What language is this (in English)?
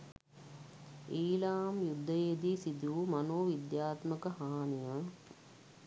Sinhala